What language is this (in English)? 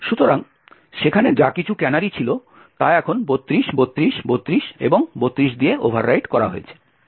Bangla